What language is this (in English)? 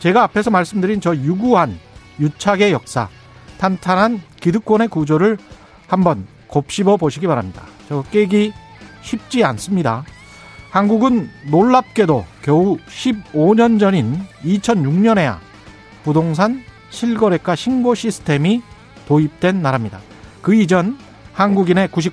Korean